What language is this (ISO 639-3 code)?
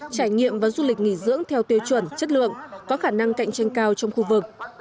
vie